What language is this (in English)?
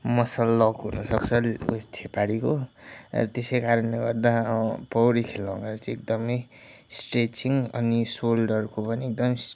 Nepali